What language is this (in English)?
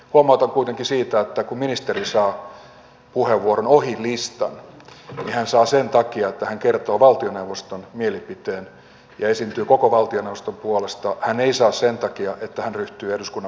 Finnish